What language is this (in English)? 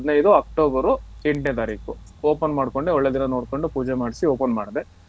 Kannada